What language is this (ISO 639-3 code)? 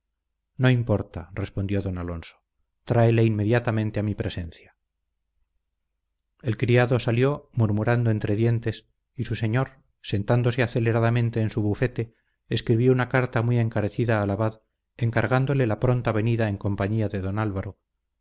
spa